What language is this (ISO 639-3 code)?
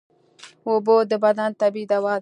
pus